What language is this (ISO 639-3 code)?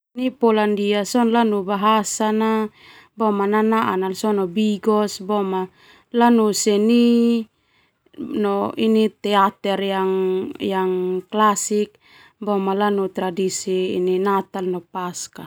twu